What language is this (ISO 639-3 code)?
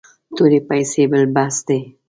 pus